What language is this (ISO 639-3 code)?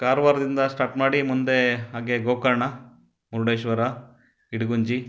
kan